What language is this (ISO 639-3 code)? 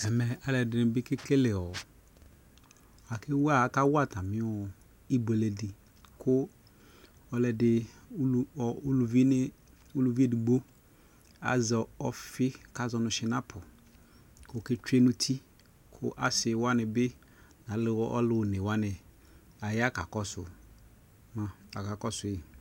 kpo